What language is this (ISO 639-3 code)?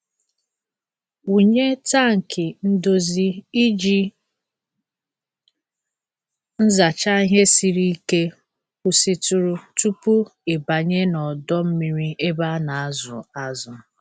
ibo